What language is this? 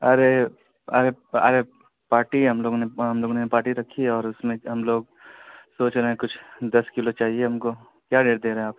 Urdu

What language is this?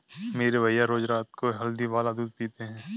Hindi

